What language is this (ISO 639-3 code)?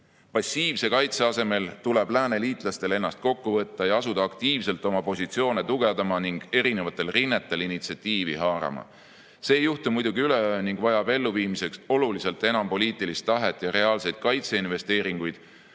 est